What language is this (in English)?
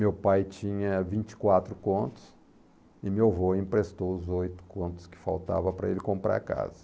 Portuguese